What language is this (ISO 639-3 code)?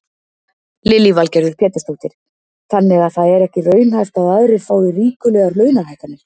isl